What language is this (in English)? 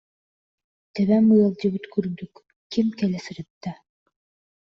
Yakut